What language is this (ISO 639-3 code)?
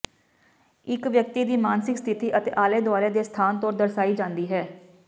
pan